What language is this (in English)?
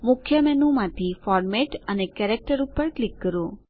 Gujarati